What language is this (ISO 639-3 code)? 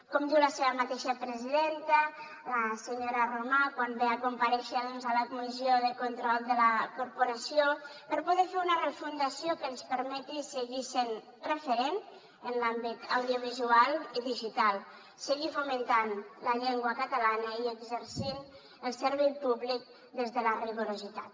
cat